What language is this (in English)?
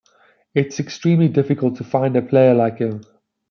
English